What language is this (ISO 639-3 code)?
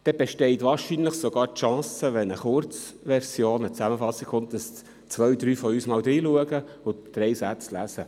gsw